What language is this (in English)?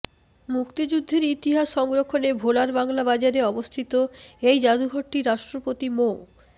Bangla